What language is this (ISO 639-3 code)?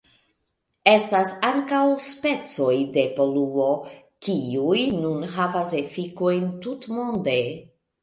epo